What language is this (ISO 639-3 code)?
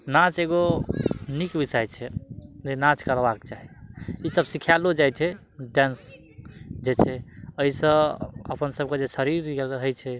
mai